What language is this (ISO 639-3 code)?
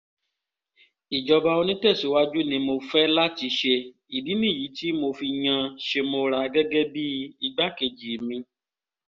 yor